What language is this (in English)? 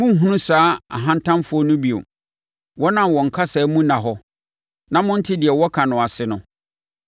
Akan